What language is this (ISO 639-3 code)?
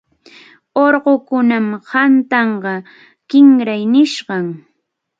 qxu